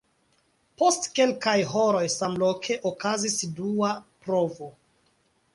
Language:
Esperanto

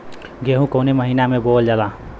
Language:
Bhojpuri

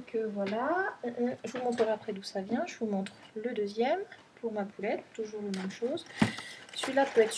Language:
French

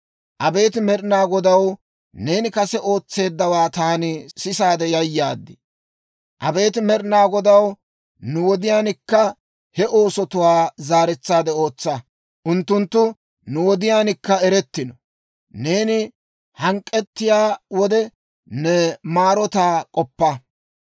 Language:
Dawro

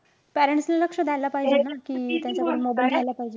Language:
Marathi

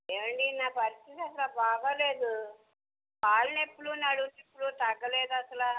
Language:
Telugu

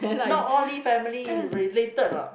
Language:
English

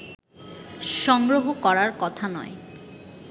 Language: Bangla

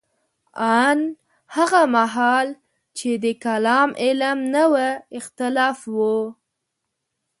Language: Pashto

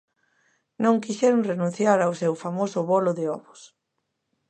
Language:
Galician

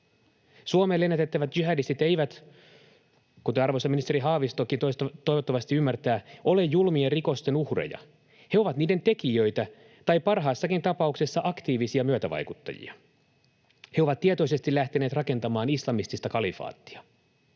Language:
Finnish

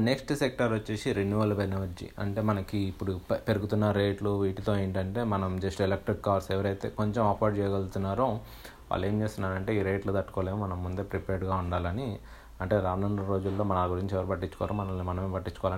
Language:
Telugu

